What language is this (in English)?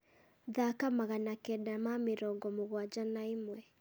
Kikuyu